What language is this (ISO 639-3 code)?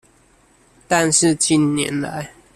zho